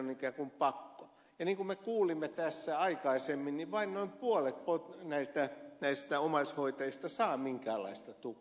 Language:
Finnish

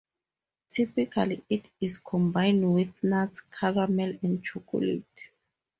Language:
English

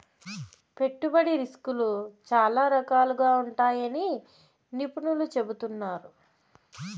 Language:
Telugu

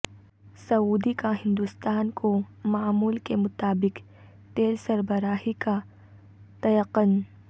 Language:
Urdu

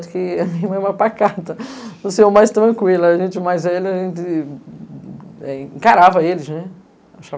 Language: Portuguese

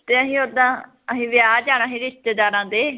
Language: Punjabi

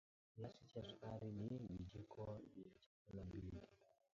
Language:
Swahili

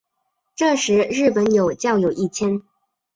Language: Chinese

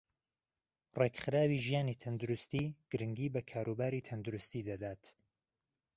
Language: Central Kurdish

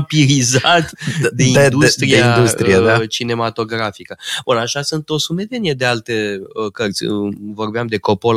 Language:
Romanian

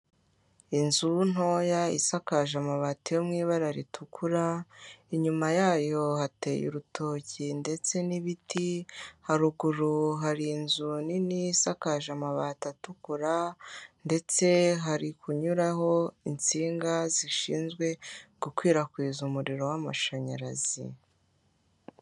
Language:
Kinyarwanda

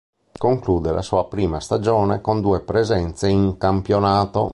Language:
Italian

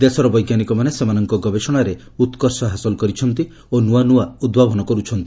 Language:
Odia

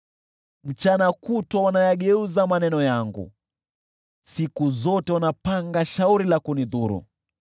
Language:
Swahili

